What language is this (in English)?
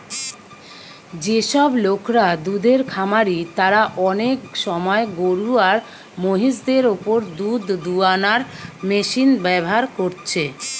Bangla